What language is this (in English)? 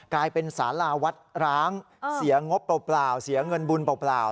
Thai